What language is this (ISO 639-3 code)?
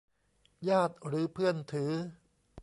tha